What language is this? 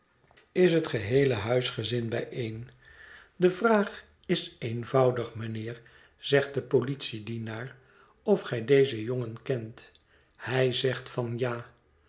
Dutch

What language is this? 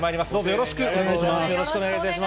Japanese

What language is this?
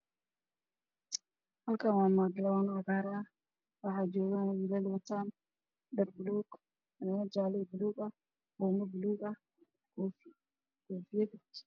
Somali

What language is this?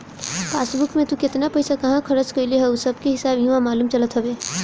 Bhojpuri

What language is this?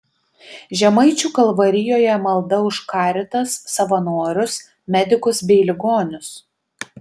Lithuanian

